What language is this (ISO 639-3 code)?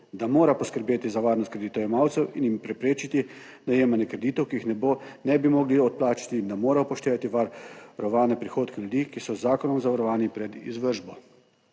slv